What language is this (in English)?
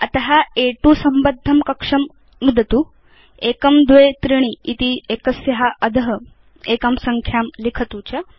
Sanskrit